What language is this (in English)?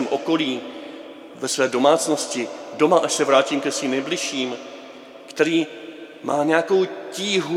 Czech